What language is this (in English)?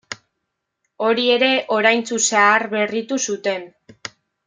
Basque